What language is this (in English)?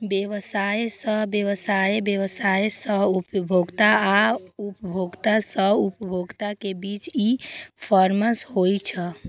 Maithili